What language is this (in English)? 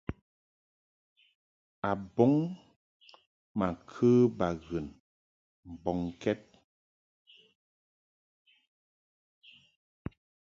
Mungaka